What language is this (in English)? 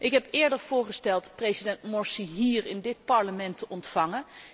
Dutch